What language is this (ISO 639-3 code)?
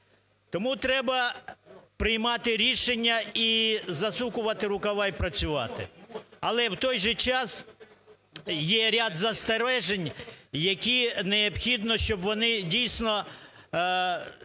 ukr